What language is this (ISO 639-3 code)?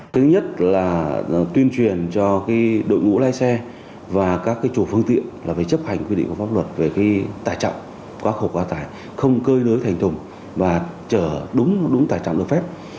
vie